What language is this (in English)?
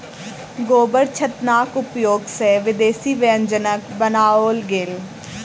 Maithili